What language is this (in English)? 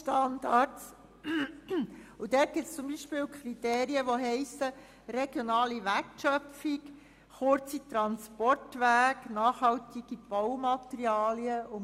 Swiss German